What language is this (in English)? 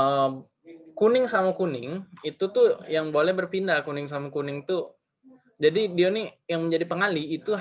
Indonesian